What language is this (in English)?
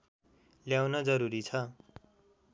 Nepali